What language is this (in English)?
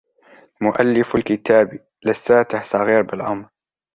Arabic